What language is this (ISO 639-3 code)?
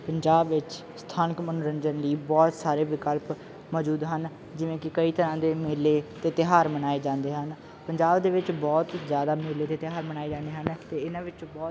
pan